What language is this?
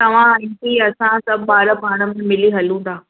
Sindhi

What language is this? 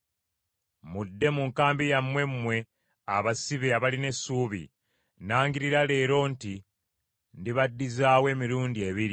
Ganda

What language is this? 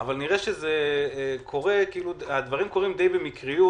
Hebrew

